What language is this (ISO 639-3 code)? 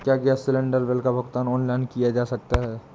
hin